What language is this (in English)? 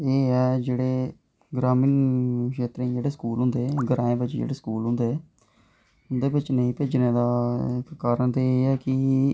Dogri